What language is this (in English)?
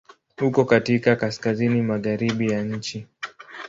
Swahili